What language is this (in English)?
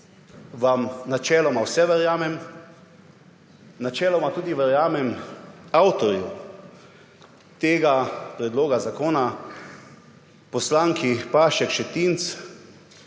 Slovenian